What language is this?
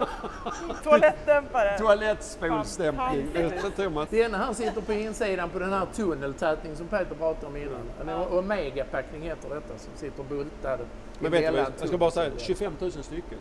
Swedish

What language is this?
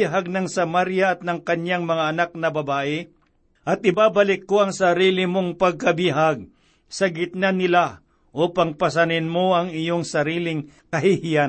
Filipino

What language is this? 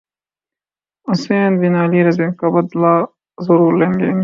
Urdu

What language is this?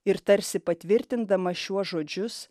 Lithuanian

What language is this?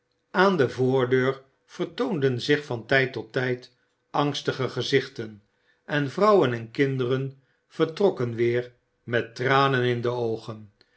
Dutch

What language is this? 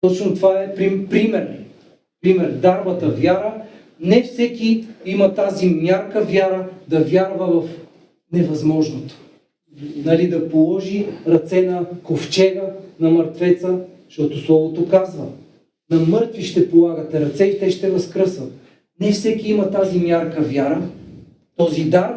Bulgarian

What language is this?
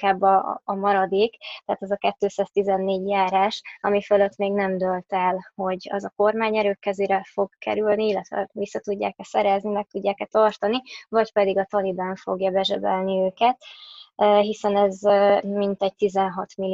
Hungarian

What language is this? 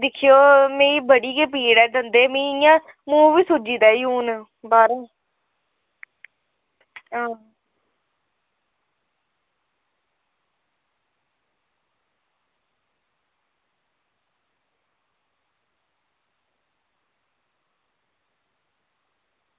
Dogri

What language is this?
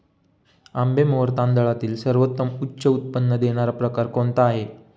Marathi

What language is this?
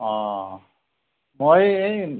Assamese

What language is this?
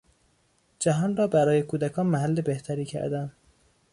Persian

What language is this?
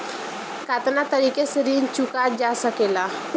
Bhojpuri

